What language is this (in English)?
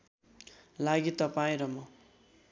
Nepali